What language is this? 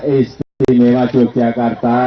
Indonesian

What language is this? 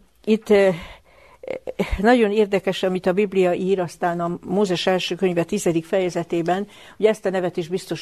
Hungarian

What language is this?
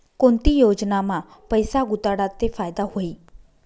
Marathi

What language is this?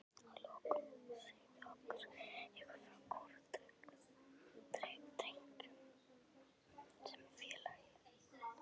Icelandic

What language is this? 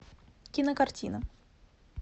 Russian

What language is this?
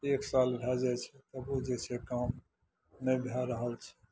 Maithili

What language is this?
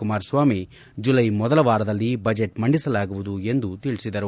Kannada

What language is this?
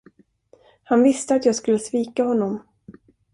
Swedish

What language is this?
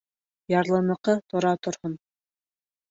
Bashkir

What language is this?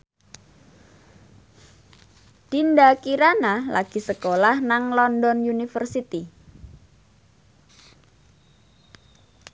Javanese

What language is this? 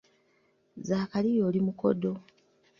Ganda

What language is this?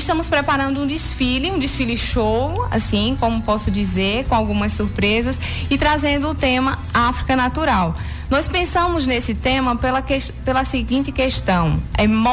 Portuguese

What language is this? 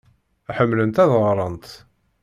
Kabyle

